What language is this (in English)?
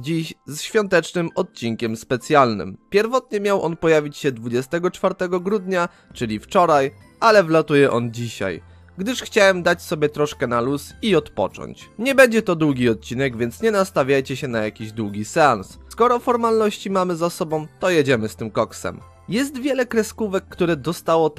Polish